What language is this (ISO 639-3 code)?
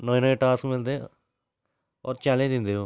doi